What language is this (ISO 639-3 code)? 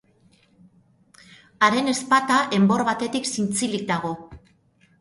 eus